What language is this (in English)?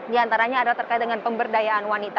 Indonesian